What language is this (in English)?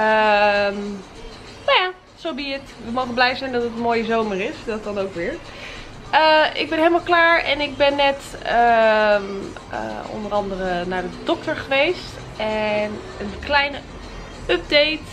Dutch